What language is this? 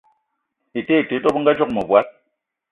Eton (Cameroon)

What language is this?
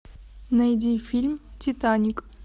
Russian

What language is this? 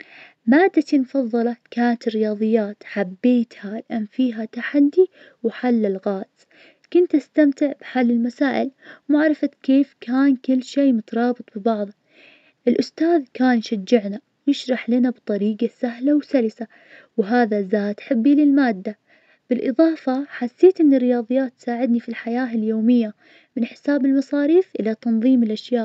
Najdi Arabic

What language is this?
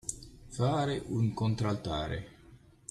Italian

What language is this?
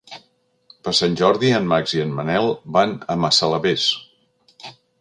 Catalan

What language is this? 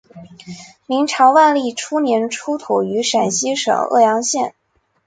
Chinese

